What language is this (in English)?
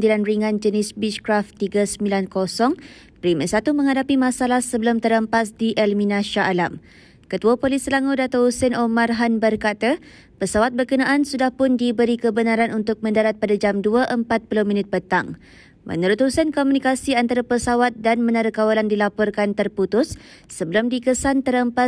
Malay